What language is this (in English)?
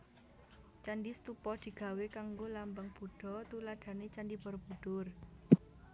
Javanese